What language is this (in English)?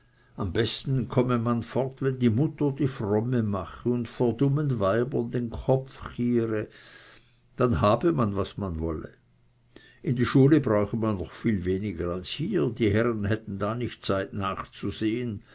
German